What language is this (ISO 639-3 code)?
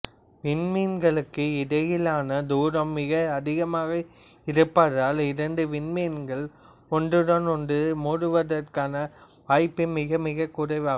tam